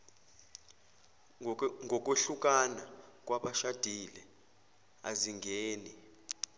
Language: Zulu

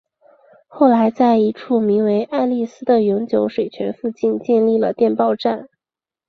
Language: Chinese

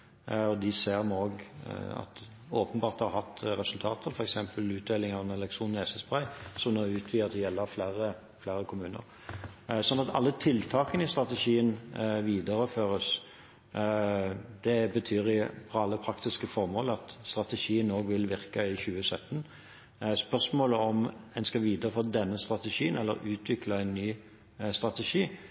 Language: Norwegian Bokmål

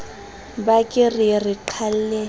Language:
Southern Sotho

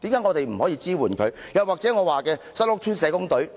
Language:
Cantonese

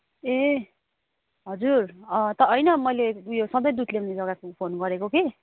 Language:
Nepali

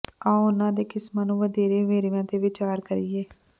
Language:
Punjabi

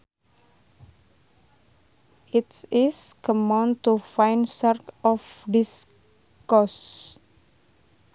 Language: Sundanese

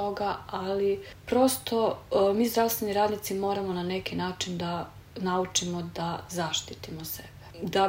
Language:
Croatian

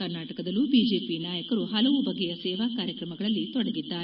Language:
Kannada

